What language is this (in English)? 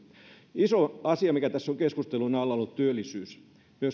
Finnish